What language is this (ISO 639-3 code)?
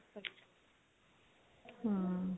pan